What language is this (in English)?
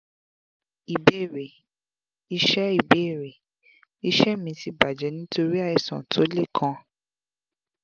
Yoruba